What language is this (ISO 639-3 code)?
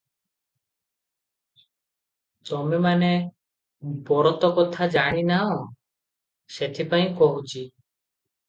ori